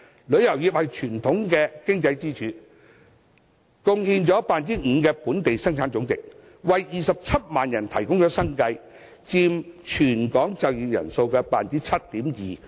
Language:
Cantonese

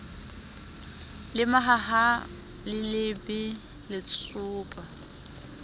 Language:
Southern Sotho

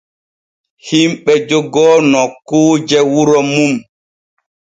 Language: Borgu Fulfulde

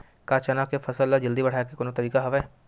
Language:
Chhattisgarhi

